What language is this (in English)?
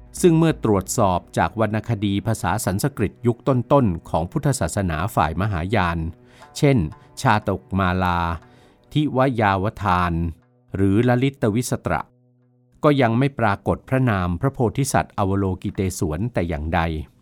Thai